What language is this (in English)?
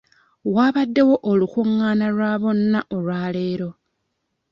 Ganda